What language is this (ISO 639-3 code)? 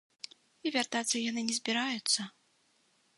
bel